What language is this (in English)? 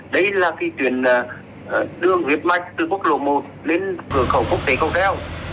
Vietnamese